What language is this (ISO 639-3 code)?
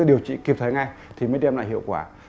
vie